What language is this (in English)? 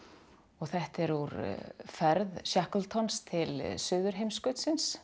Icelandic